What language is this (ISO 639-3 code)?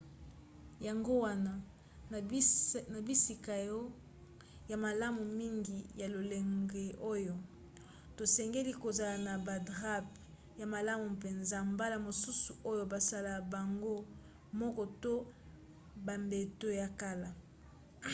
lin